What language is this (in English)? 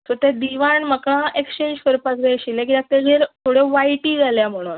Konkani